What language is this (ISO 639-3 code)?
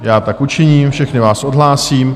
ces